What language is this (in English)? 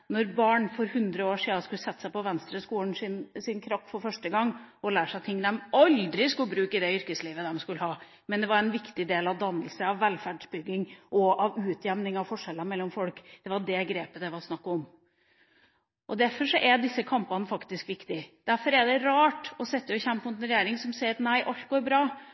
Norwegian Bokmål